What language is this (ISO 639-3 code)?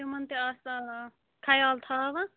kas